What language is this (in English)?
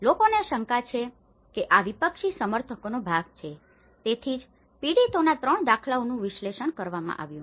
Gujarati